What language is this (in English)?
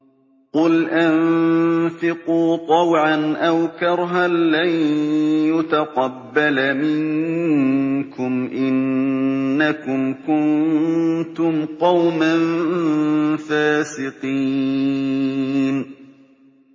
Arabic